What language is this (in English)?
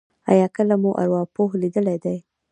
Pashto